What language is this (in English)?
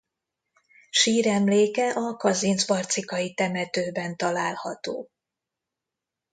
Hungarian